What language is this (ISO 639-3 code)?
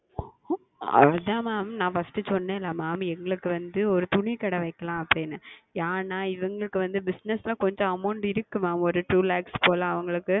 tam